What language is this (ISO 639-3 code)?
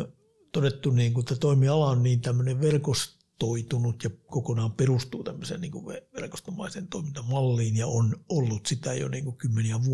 fin